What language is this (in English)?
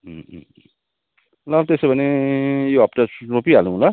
Nepali